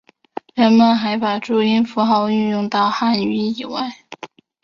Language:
Chinese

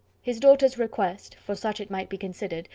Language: English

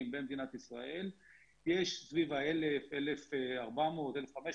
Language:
Hebrew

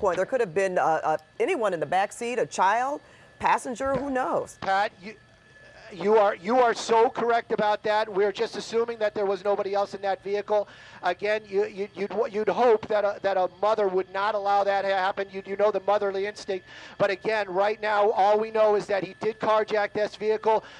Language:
English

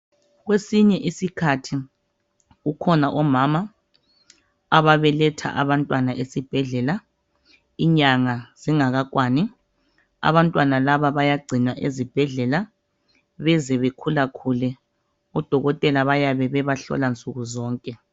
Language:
North Ndebele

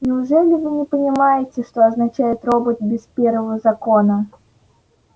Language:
Russian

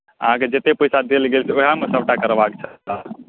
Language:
Maithili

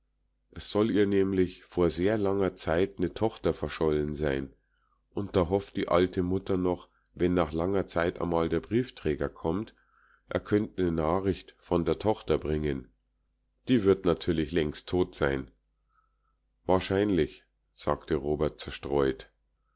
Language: German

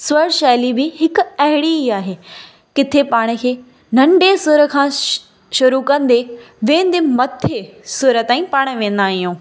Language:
Sindhi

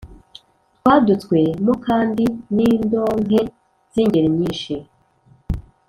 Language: Kinyarwanda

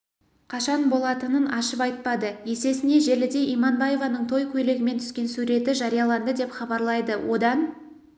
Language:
Kazakh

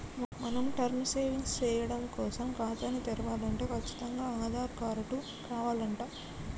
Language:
Telugu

